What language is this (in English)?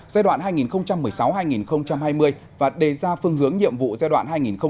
Vietnamese